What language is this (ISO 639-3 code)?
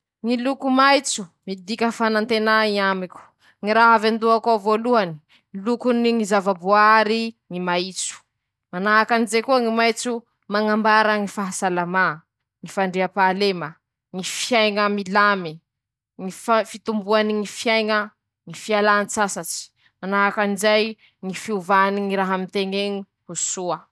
msh